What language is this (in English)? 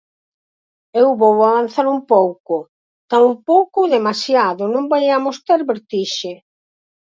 Galician